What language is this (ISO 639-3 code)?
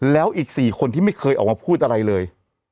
tha